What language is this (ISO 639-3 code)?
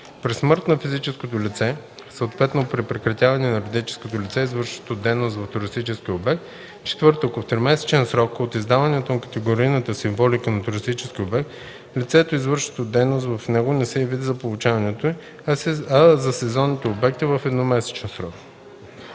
bul